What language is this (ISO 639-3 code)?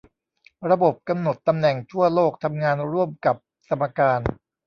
tha